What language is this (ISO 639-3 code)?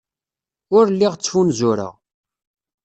kab